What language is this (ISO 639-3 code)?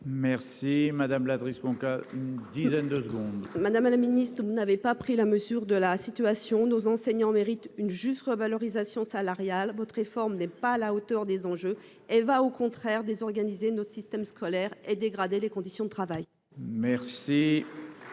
fra